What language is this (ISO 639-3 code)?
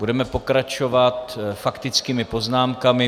ces